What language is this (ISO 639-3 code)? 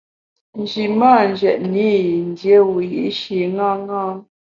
bax